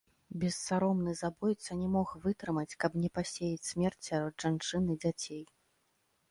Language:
Belarusian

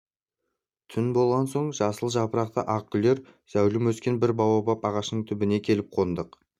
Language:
Kazakh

